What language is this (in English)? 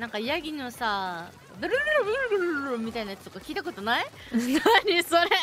Japanese